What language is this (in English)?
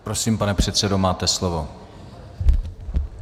Czech